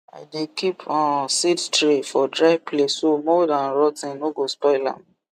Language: Nigerian Pidgin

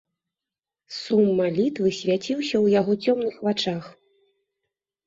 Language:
Belarusian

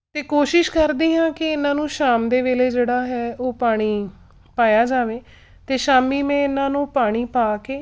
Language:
Punjabi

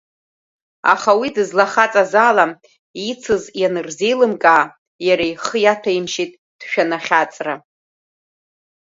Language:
Abkhazian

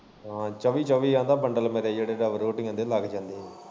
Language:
Punjabi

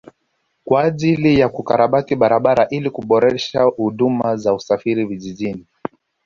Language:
Swahili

